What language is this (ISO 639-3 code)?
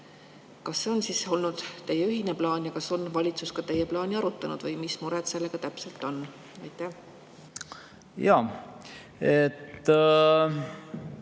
est